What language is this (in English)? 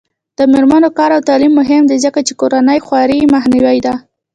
Pashto